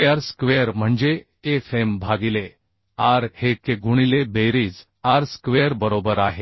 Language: Marathi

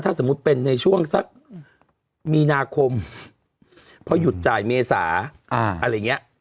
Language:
Thai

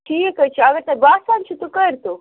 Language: Kashmiri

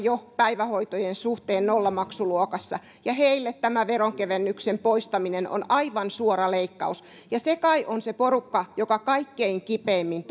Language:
Finnish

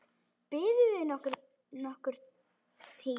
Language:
Icelandic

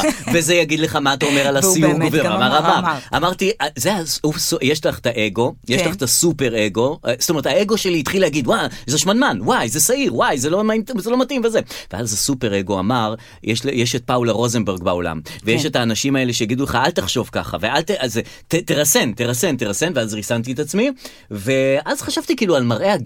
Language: Hebrew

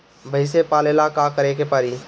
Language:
Bhojpuri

